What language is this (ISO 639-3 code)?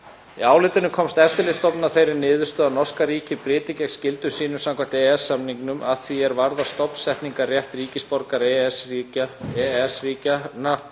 isl